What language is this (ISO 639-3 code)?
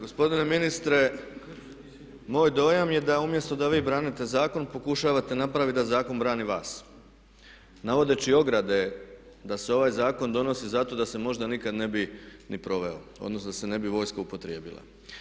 hrv